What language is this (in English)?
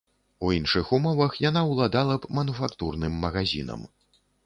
Belarusian